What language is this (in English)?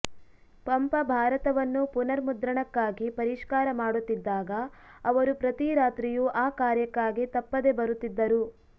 Kannada